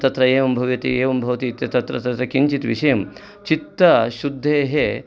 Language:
Sanskrit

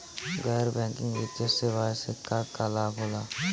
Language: Bhojpuri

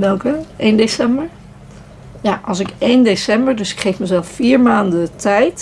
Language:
Dutch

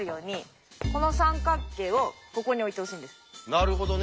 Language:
Japanese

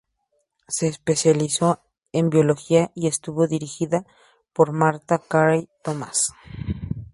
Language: Spanish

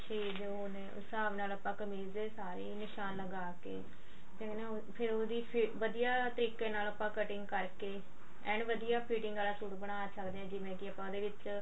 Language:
Punjabi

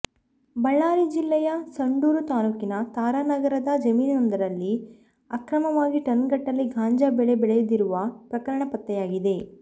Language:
Kannada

